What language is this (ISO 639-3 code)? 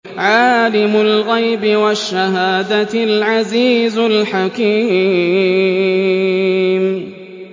ara